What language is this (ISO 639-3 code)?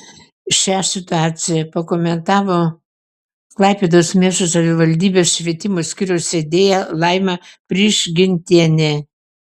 lit